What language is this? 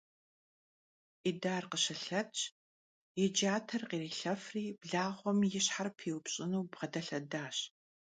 Kabardian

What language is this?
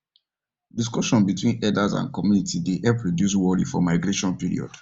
Nigerian Pidgin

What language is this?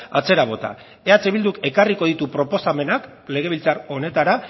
Basque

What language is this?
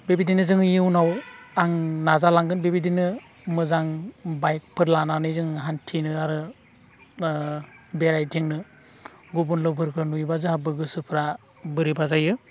Bodo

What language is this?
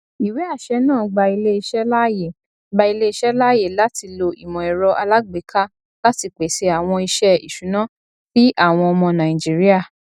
Yoruba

